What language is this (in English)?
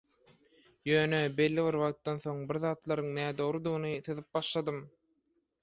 Turkmen